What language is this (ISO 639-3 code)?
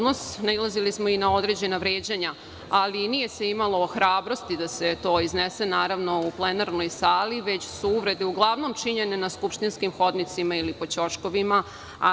srp